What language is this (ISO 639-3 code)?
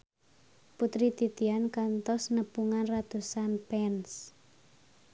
sun